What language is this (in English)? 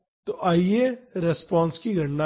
Hindi